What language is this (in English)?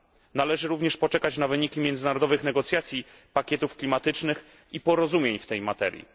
Polish